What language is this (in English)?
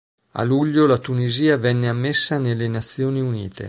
Italian